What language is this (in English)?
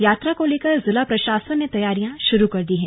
Hindi